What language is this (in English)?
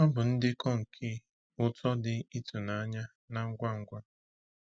Igbo